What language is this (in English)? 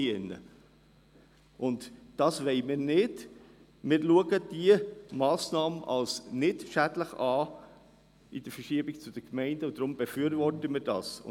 Swiss German